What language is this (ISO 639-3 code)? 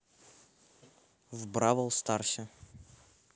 rus